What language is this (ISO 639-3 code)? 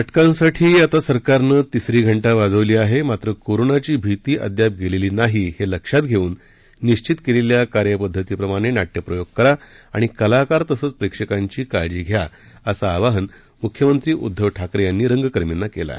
mar